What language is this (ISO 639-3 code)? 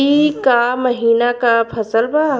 bho